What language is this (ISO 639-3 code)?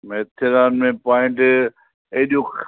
snd